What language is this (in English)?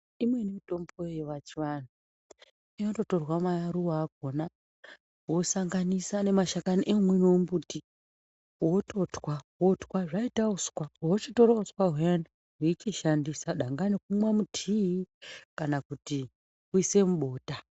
Ndau